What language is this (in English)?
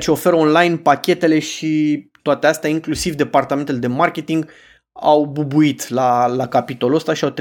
Romanian